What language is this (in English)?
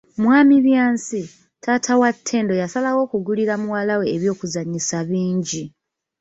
Ganda